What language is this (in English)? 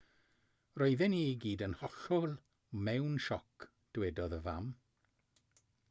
Welsh